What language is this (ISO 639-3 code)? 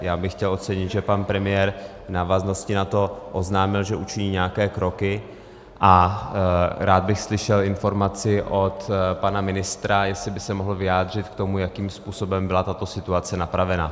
ces